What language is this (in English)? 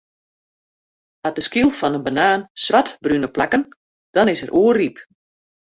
Western Frisian